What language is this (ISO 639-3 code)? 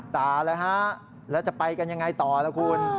tha